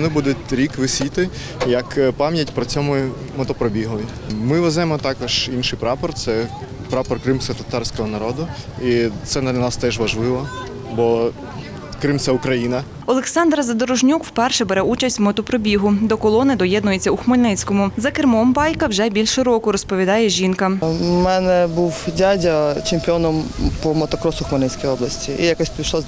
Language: Ukrainian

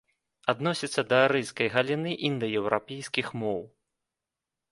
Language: Belarusian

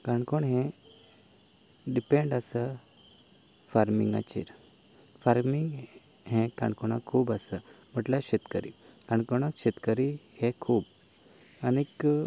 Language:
Konkani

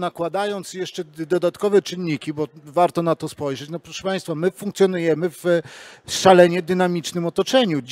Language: Polish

